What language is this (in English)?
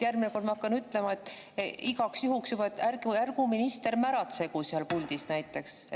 Estonian